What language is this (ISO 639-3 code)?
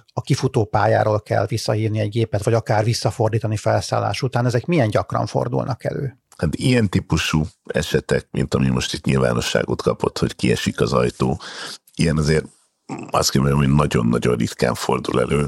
hun